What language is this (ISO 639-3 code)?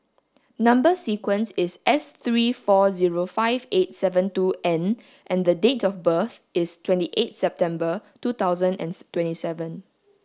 eng